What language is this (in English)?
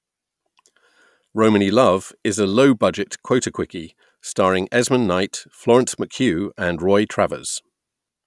English